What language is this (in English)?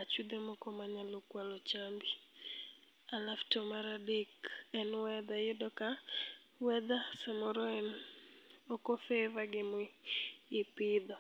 Luo (Kenya and Tanzania)